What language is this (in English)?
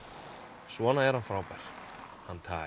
Icelandic